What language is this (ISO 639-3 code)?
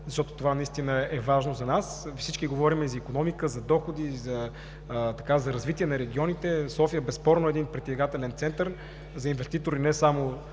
bul